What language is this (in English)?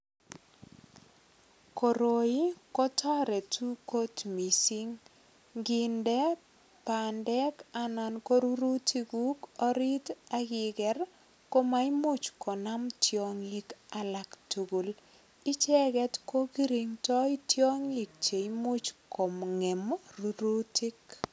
Kalenjin